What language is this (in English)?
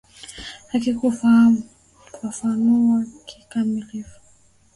Swahili